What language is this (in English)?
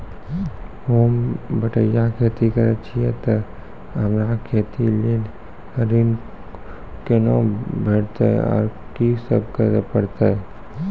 Maithili